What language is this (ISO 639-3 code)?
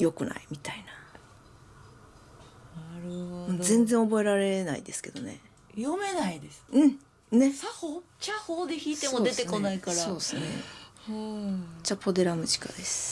jpn